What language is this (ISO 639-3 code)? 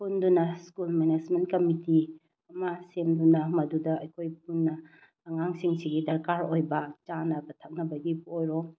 mni